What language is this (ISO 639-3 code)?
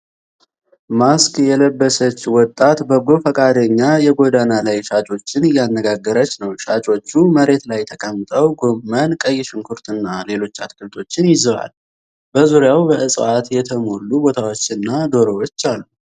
amh